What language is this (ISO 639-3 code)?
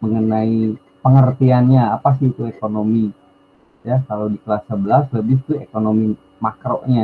ind